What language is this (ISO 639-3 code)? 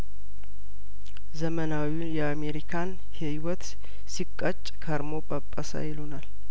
amh